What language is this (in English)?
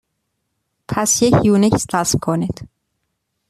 Persian